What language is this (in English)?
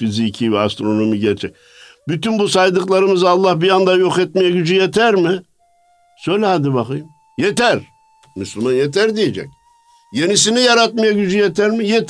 Turkish